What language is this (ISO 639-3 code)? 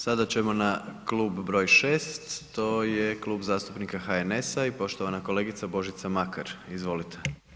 hrv